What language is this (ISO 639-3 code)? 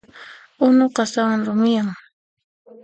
qxp